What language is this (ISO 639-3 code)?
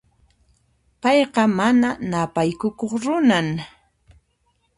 qxp